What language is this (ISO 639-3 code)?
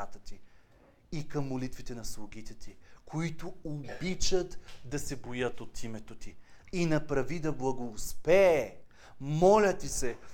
bul